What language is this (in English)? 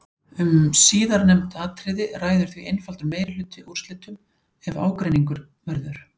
Icelandic